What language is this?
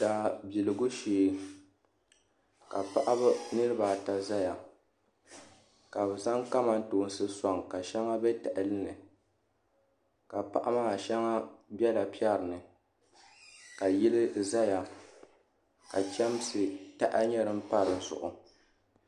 Dagbani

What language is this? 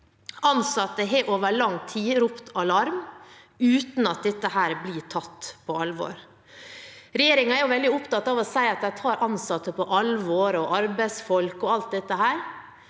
Norwegian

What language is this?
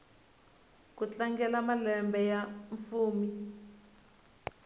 Tsonga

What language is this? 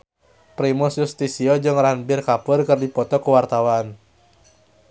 Sundanese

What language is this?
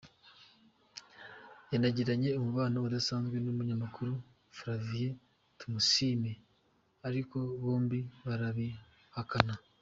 Kinyarwanda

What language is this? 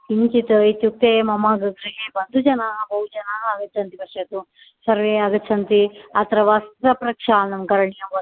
Sanskrit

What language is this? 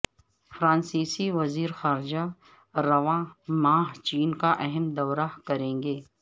Urdu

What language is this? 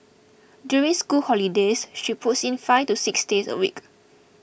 English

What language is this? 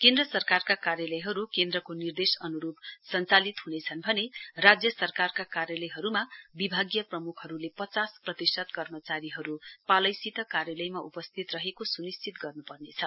Nepali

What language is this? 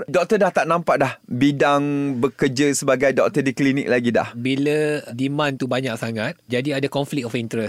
Malay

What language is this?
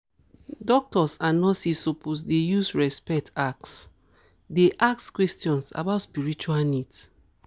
Nigerian Pidgin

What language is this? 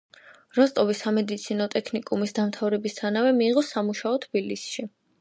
Georgian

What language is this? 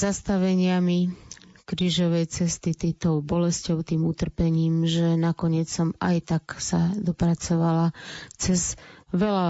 Slovak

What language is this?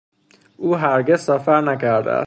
Persian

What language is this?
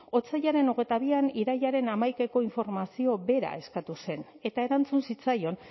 Basque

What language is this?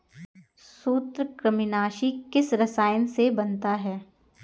Hindi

